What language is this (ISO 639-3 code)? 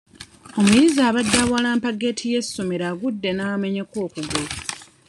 lug